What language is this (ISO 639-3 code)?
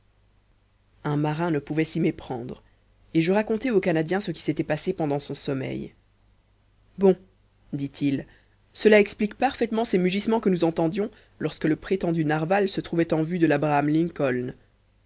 fra